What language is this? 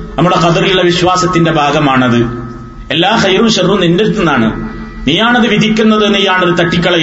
Malayalam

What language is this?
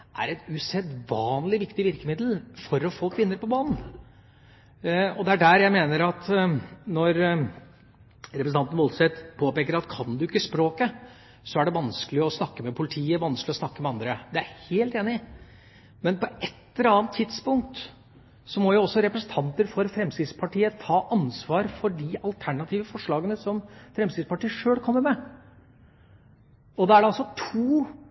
Norwegian Bokmål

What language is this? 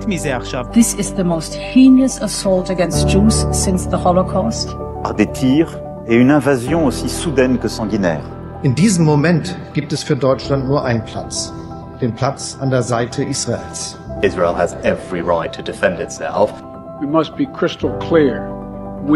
Hebrew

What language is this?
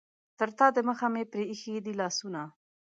Pashto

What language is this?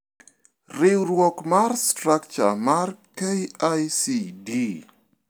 Luo (Kenya and Tanzania)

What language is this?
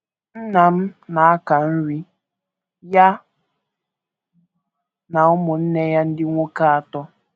Igbo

